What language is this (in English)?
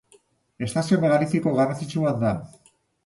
Basque